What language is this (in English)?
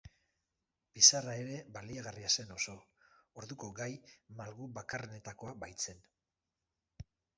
Basque